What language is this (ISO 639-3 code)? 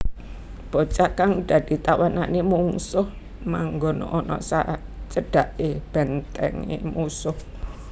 jav